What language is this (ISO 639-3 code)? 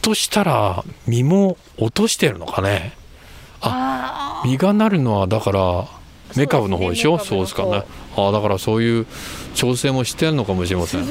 jpn